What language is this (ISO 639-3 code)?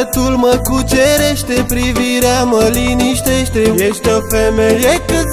ron